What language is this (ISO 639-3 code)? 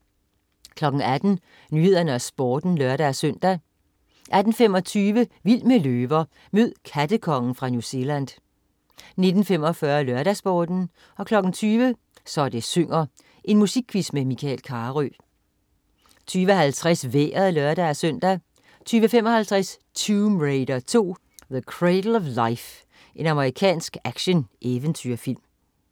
dan